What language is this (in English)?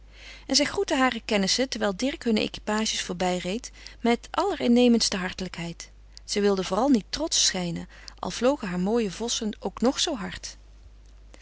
Dutch